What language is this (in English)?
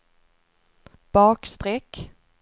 Swedish